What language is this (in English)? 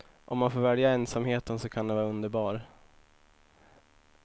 Swedish